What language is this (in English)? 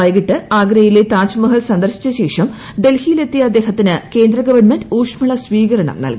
Malayalam